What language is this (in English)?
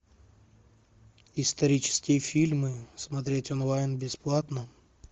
Russian